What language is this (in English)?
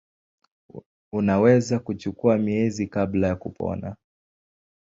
Swahili